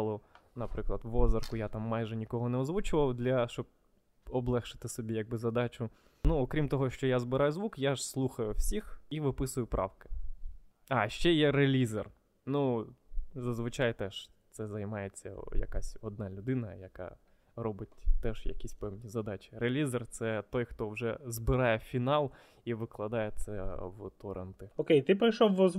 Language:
Ukrainian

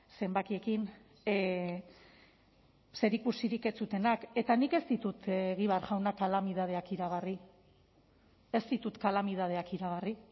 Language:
Basque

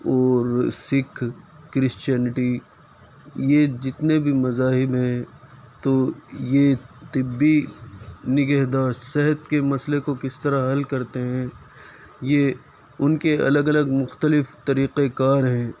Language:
Urdu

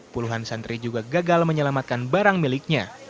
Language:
Indonesian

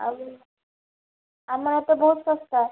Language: Odia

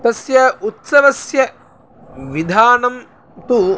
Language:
Sanskrit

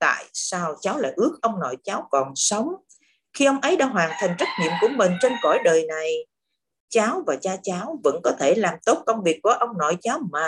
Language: Vietnamese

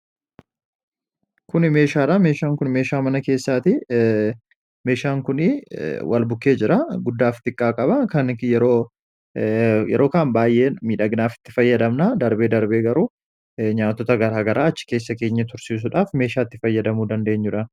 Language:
Oromo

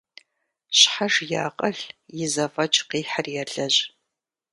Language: Kabardian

